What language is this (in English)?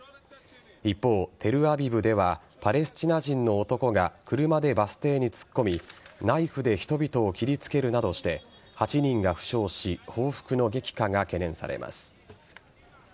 Japanese